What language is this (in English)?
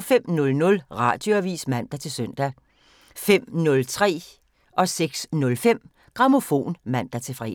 Danish